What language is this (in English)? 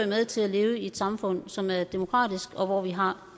Danish